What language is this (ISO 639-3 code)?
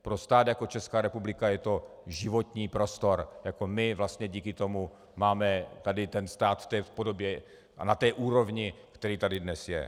ces